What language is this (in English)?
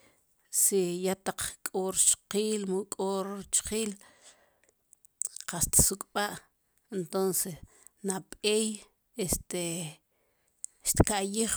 Sipacapense